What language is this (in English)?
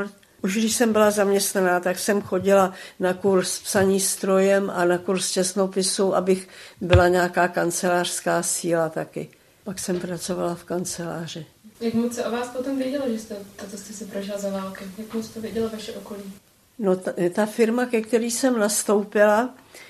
Czech